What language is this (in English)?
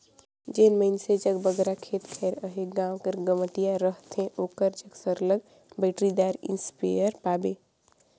Chhattisgarhi